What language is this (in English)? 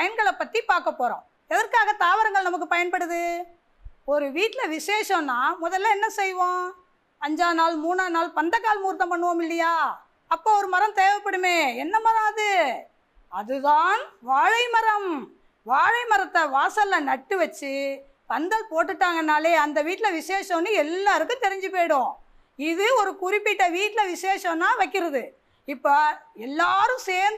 Tamil